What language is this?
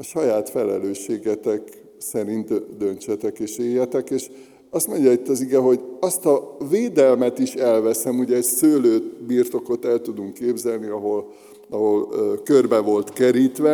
Hungarian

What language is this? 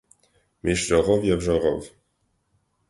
Armenian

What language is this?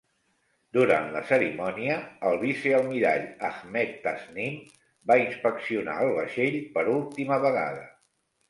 Catalan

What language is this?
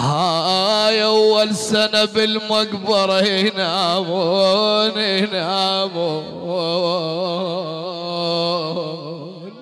Arabic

